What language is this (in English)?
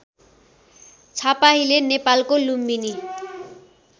Nepali